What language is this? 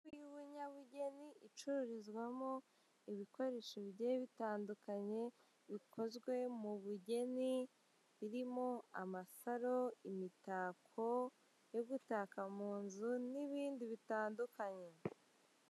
Kinyarwanda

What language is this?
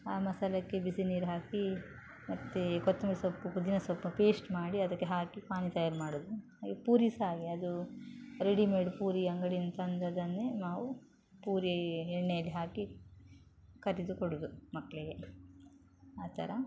Kannada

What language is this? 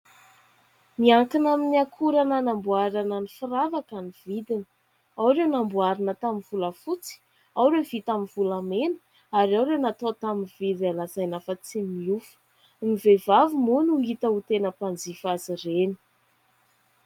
Malagasy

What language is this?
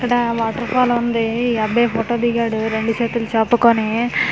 Telugu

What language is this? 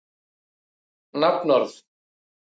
Icelandic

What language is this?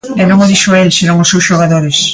Galician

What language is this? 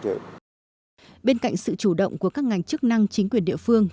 Vietnamese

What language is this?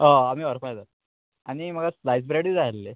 Konkani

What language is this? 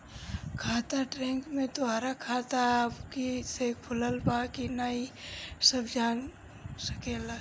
Bhojpuri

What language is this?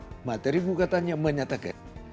Indonesian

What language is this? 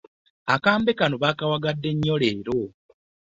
Ganda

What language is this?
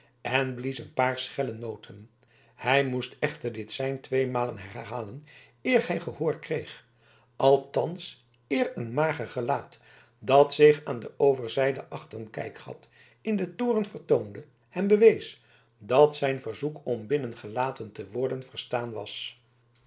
Dutch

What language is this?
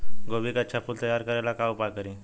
Bhojpuri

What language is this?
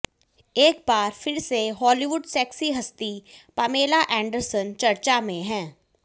Hindi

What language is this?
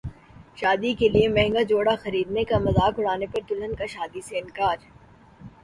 Urdu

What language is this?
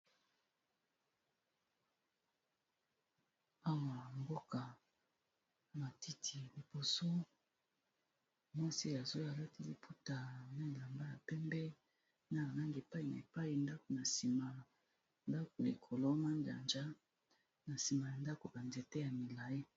Lingala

